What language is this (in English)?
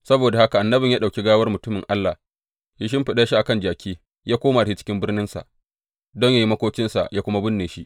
Hausa